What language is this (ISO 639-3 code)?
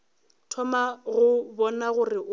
nso